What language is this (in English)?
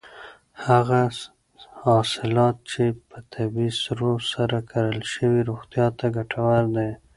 Pashto